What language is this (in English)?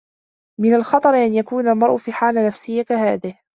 Arabic